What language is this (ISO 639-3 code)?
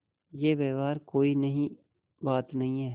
hin